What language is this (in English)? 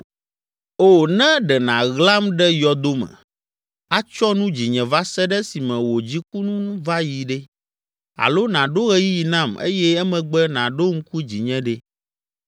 Ewe